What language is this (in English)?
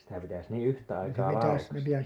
Finnish